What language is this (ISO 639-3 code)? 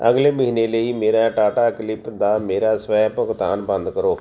pan